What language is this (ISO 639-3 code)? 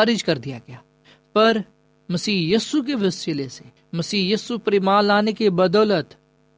urd